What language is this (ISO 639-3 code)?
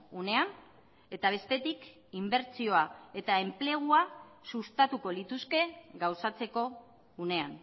eus